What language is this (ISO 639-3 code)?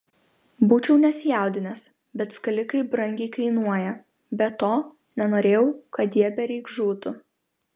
lit